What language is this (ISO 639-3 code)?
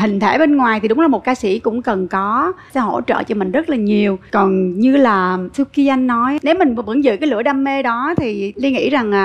vie